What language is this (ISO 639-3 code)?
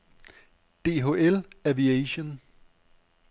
dan